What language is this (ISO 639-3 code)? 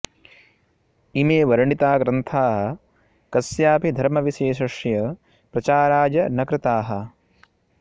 san